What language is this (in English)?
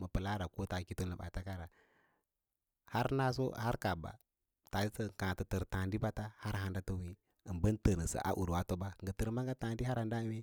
Lala-Roba